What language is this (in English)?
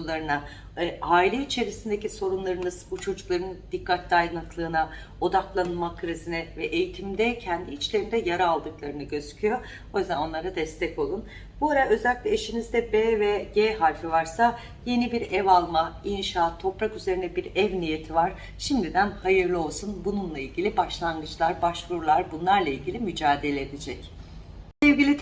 Turkish